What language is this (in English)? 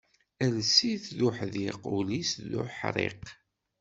Kabyle